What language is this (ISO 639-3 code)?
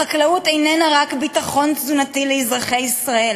heb